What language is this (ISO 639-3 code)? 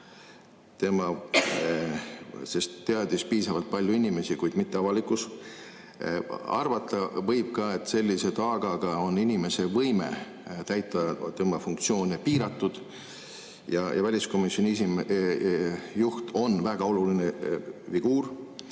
est